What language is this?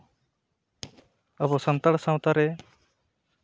Santali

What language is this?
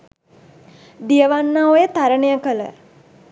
Sinhala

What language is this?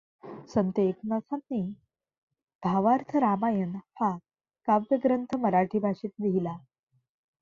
Marathi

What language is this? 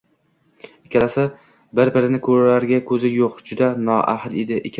Uzbek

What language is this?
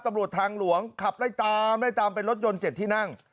Thai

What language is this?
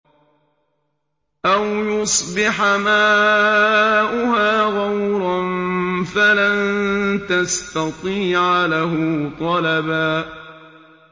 Arabic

